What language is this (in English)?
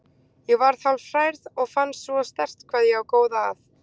Icelandic